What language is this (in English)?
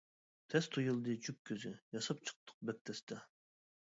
Uyghur